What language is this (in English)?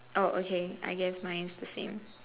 English